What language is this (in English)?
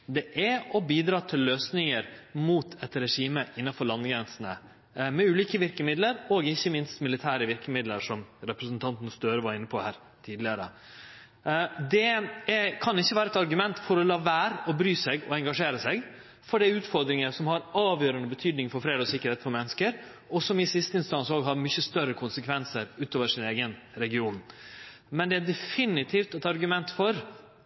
Norwegian Nynorsk